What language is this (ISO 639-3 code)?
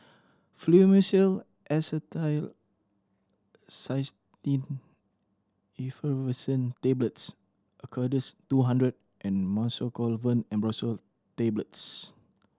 eng